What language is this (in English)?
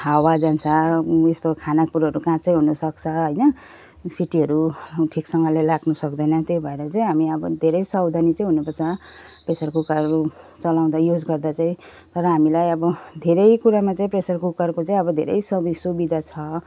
Nepali